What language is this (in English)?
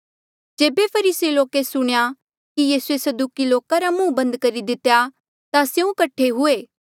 Mandeali